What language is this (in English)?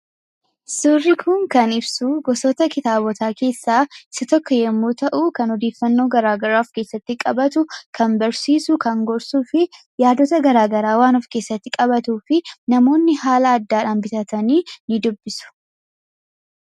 Oromo